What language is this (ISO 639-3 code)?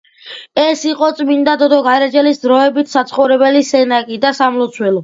kat